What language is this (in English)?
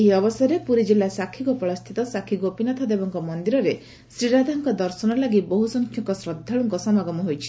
Odia